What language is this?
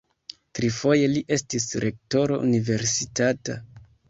Esperanto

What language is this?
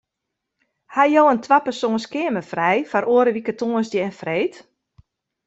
Western Frisian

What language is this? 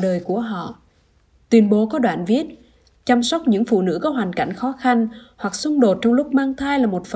Vietnamese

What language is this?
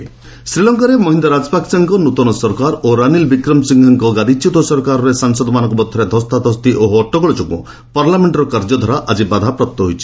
Odia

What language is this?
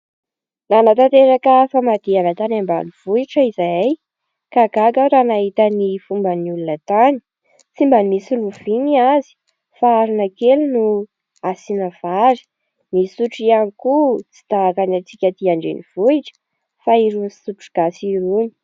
Malagasy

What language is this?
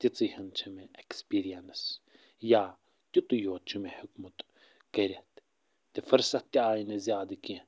Kashmiri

